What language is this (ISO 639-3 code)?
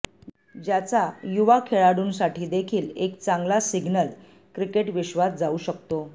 mar